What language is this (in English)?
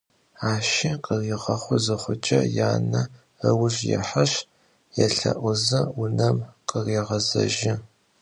Adyghe